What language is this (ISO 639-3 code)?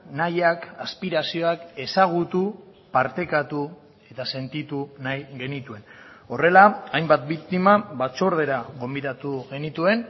eus